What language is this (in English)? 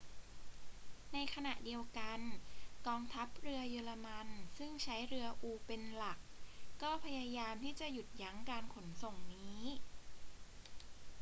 Thai